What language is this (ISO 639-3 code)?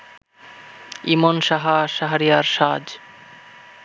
ben